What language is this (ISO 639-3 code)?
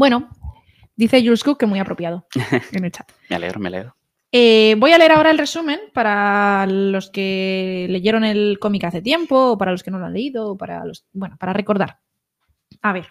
spa